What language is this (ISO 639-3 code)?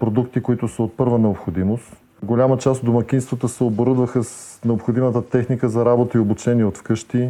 bul